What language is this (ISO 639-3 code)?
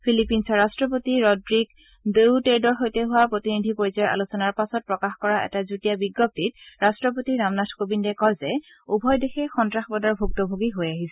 asm